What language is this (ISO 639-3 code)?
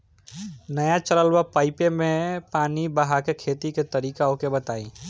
bho